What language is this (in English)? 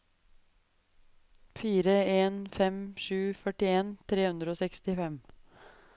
Norwegian